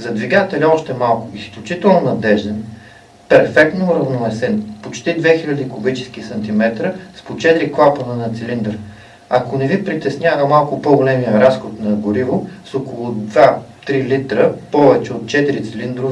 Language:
Dutch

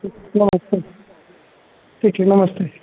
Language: Hindi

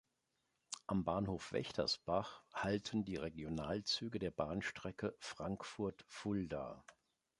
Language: German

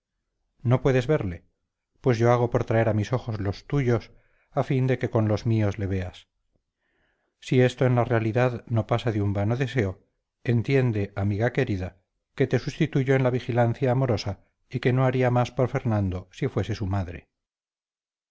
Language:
Spanish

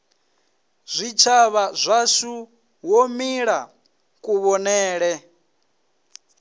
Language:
Venda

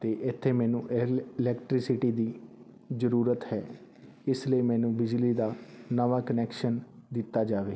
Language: Punjabi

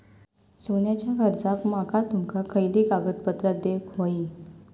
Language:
Marathi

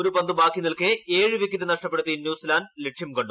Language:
Malayalam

